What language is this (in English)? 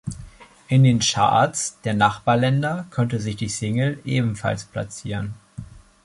German